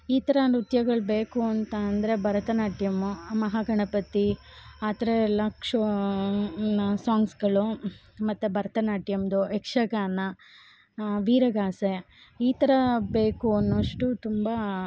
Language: Kannada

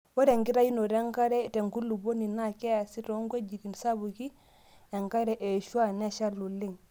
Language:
Masai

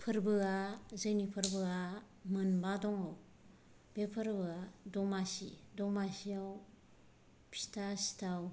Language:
Bodo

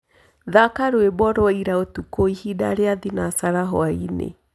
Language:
Kikuyu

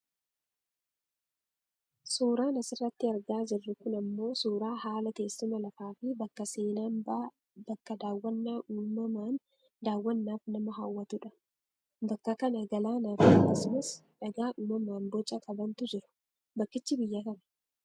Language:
Oromo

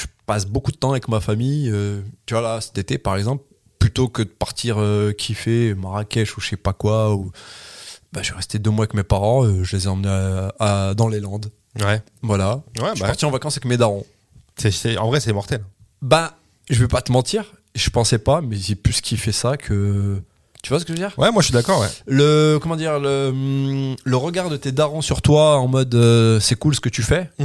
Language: French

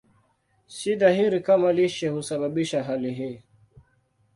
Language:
Swahili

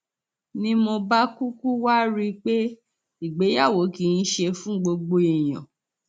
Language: Yoruba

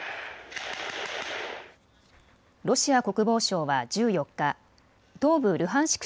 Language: Japanese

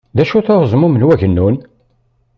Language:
Kabyle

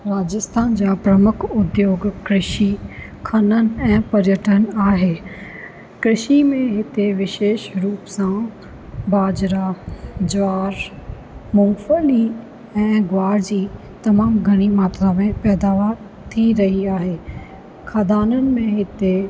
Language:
Sindhi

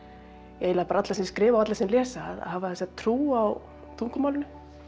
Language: Icelandic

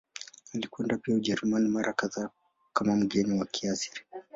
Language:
Swahili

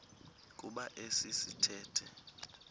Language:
Xhosa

